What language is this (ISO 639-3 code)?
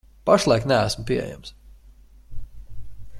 lav